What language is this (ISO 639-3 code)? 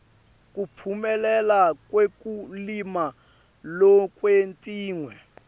ssw